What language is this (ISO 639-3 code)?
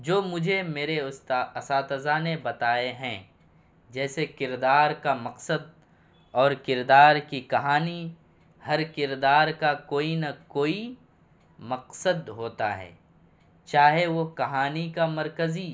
urd